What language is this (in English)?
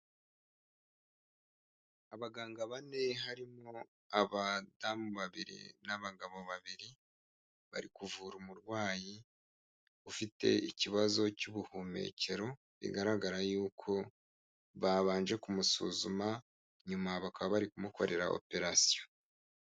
Kinyarwanda